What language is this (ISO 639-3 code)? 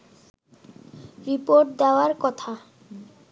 ben